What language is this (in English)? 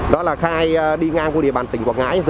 Vietnamese